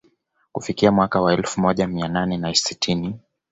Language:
Swahili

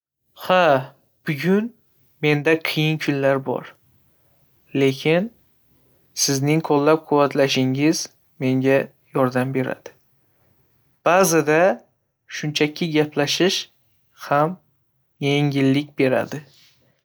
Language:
Uzbek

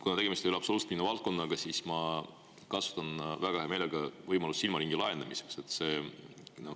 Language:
Estonian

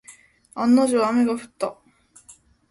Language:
Japanese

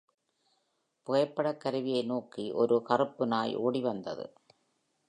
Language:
Tamil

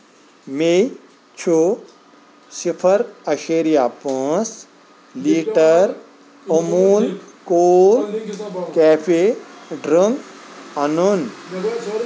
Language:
Kashmiri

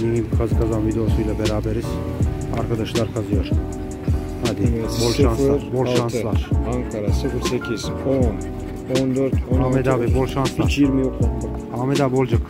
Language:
Turkish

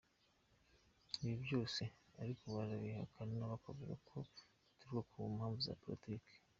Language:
Kinyarwanda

